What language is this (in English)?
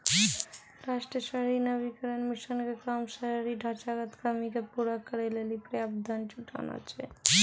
Maithili